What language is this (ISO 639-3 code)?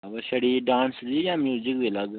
doi